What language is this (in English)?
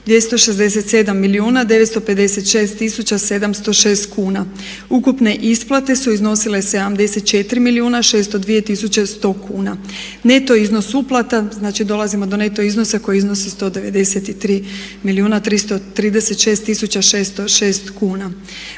Croatian